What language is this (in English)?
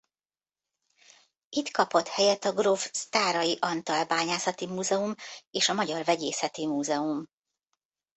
Hungarian